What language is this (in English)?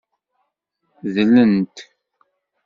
Kabyle